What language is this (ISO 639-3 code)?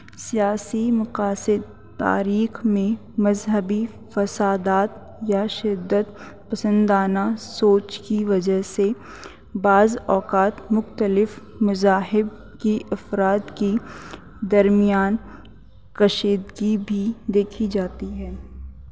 urd